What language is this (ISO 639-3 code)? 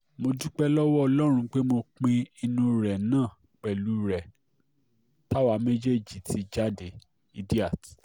yor